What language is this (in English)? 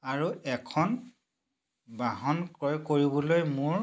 Assamese